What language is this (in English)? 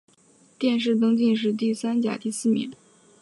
Chinese